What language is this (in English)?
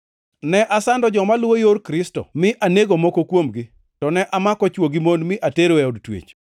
Luo (Kenya and Tanzania)